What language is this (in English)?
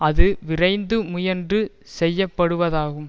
Tamil